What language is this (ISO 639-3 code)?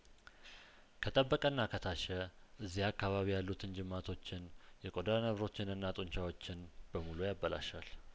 amh